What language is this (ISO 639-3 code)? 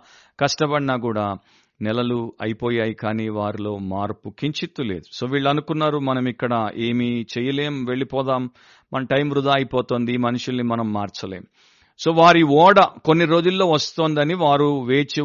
tel